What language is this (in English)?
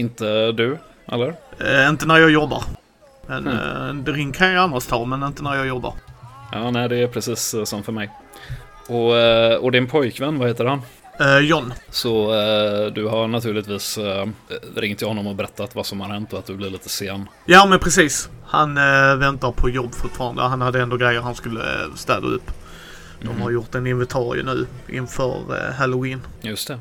Swedish